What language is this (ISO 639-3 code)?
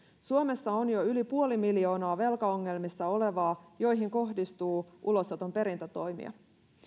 fin